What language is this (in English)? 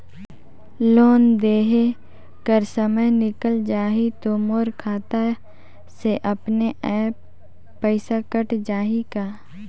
Chhattisgarhi